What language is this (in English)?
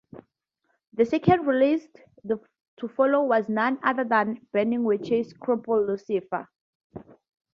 English